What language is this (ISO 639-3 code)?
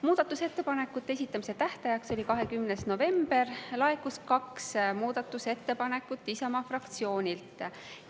est